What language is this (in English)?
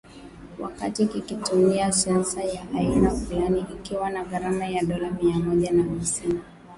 Swahili